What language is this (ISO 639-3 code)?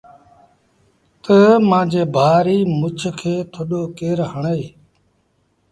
sbn